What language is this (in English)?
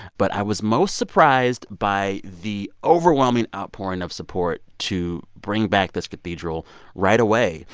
English